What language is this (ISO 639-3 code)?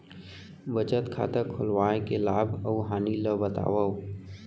hne